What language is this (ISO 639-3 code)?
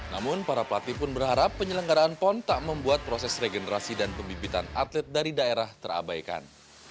ind